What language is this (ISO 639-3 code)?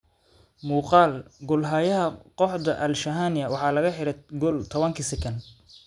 som